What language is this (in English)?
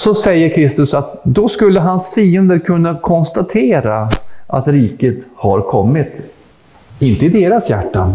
Swedish